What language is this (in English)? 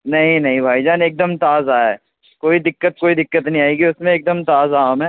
Urdu